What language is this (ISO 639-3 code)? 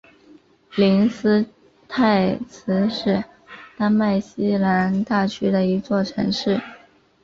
zho